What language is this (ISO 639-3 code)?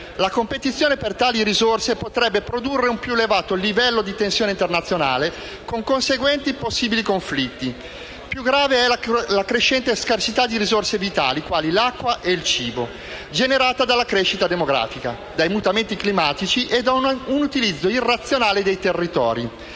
ita